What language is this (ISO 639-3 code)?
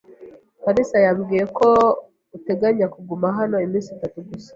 kin